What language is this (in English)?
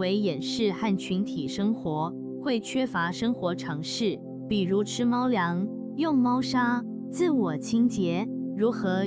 Chinese